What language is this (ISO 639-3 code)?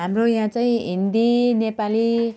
nep